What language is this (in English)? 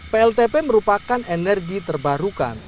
Indonesian